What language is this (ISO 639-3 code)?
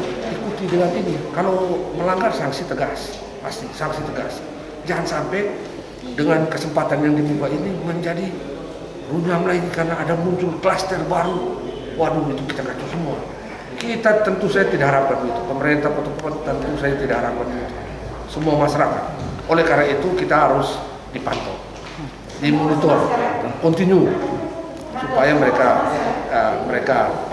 ind